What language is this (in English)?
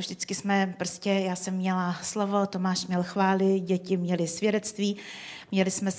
Czech